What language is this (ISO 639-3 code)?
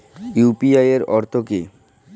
ben